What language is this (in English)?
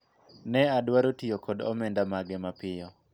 Luo (Kenya and Tanzania)